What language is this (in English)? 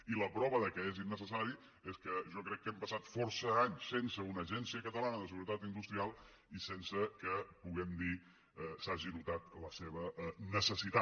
Catalan